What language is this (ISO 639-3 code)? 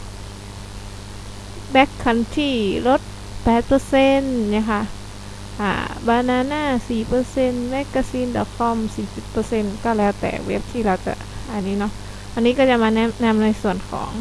tha